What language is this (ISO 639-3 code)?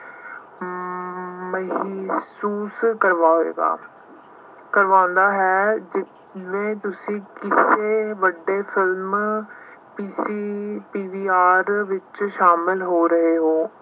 pan